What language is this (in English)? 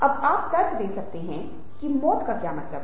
Hindi